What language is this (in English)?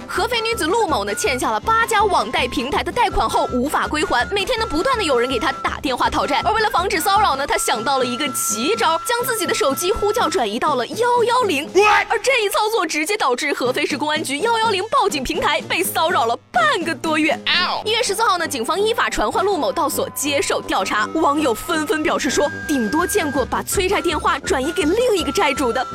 Chinese